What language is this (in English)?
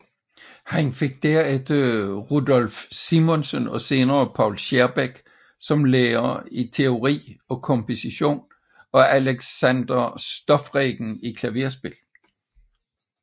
Danish